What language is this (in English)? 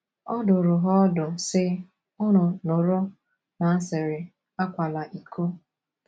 Igbo